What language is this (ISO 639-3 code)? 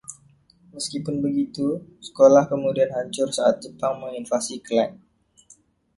ind